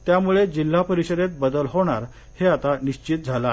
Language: Marathi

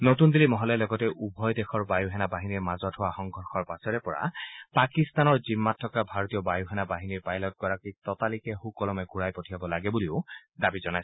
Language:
Assamese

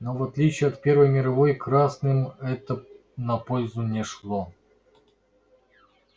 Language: Russian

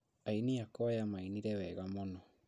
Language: Kikuyu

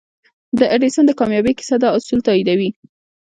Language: Pashto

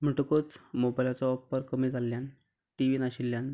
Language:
Konkani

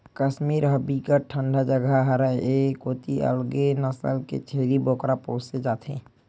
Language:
Chhattisgarhi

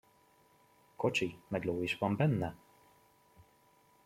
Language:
Hungarian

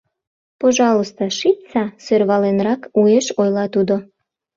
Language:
Mari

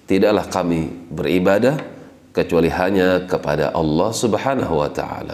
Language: Indonesian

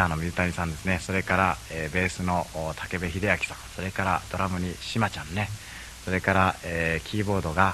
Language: Japanese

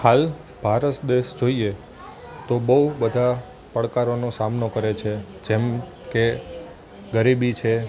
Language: Gujarati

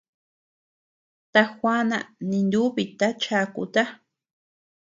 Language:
Tepeuxila Cuicatec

